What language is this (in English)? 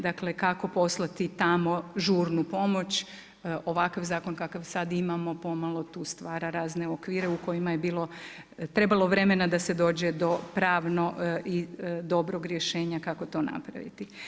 Croatian